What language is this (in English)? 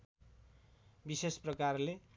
Nepali